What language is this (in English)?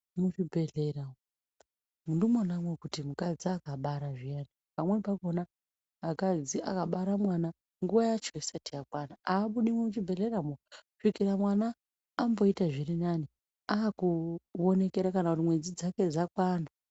Ndau